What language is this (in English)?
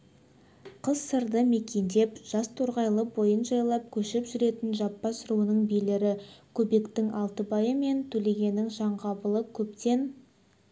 Kazakh